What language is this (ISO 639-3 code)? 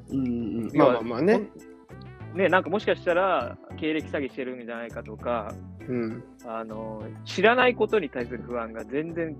jpn